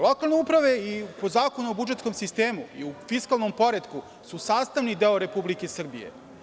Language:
Serbian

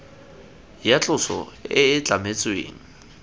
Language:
Tswana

